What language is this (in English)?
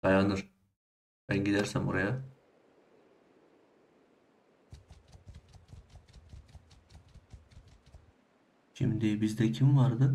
Turkish